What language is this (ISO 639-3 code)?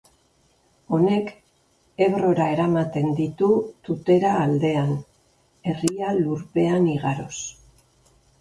eus